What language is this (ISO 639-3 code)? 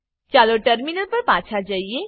guj